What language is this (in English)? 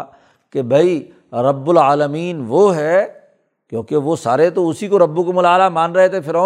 Urdu